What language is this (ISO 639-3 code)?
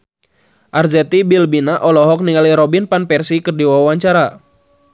sun